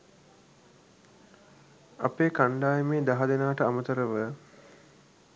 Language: Sinhala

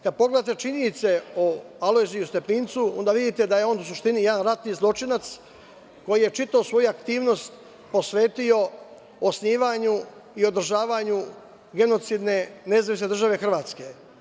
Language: Serbian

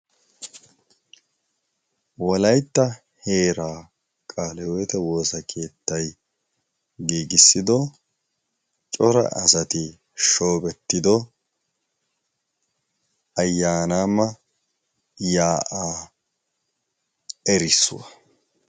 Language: Wolaytta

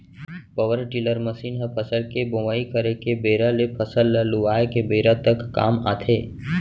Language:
Chhattisgarhi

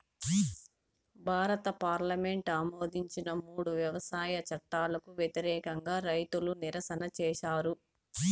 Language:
Telugu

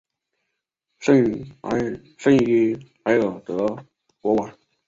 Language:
Chinese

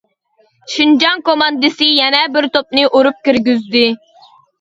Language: Uyghur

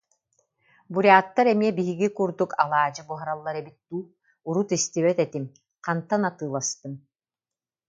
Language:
Yakut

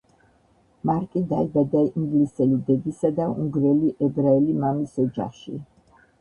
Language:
Georgian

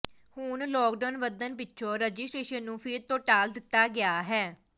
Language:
Punjabi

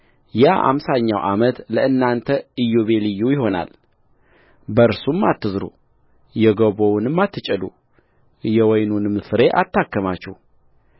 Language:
Amharic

